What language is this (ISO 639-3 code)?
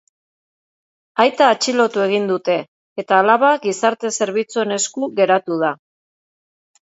eus